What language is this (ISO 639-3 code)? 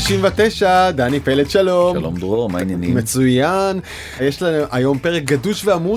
heb